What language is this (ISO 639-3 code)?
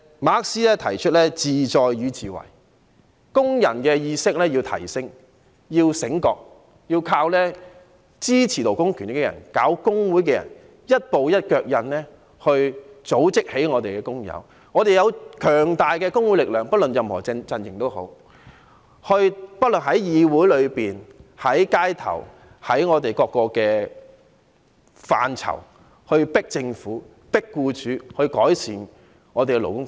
yue